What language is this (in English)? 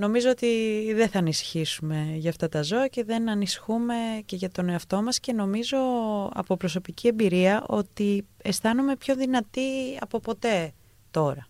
Greek